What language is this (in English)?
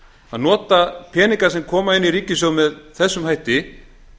Icelandic